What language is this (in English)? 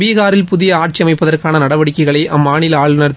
Tamil